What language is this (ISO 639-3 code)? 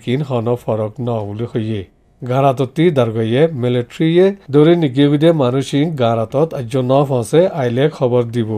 hin